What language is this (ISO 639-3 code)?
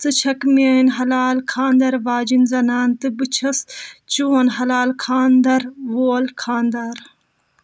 kas